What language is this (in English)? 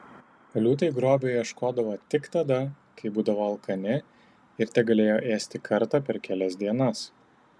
Lithuanian